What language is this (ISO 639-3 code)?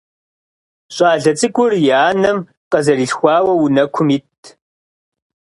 kbd